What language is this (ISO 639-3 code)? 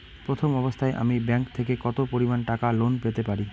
ben